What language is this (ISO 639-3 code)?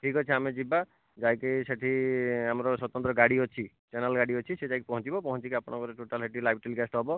ori